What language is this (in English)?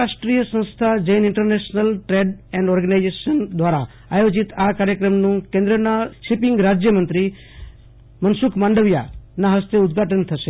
Gujarati